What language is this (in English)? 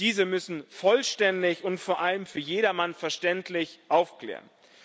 German